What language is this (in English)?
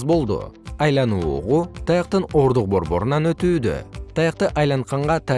Kyrgyz